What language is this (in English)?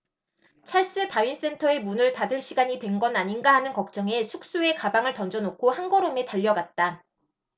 Korean